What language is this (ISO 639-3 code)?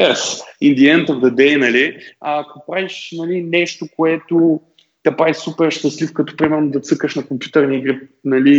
bul